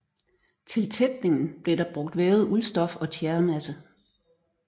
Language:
Danish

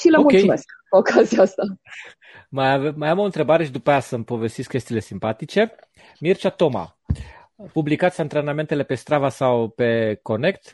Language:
Romanian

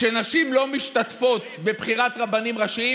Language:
Hebrew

